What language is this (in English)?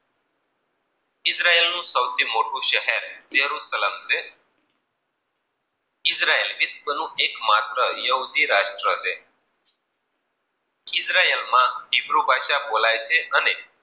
Gujarati